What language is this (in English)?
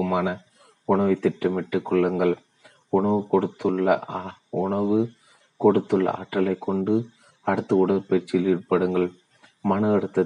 Tamil